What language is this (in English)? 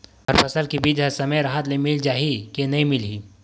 Chhattisgarhi